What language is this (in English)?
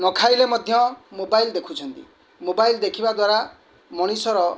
Odia